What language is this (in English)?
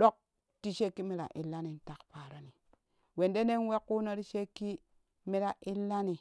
Kushi